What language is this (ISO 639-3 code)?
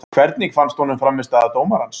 isl